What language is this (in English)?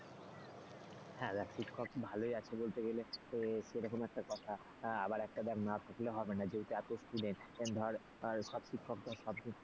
Bangla